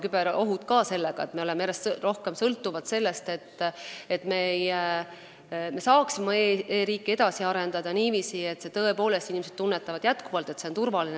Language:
Estonian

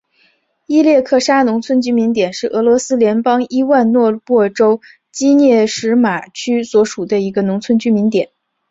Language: Chinese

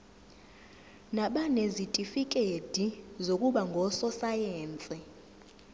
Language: Zulu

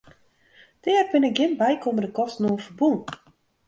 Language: Western Frisian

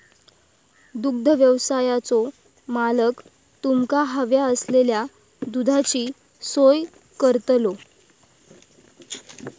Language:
Marathi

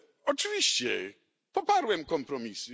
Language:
Polish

